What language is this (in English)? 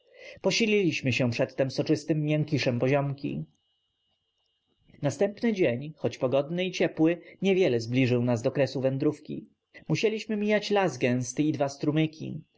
Polish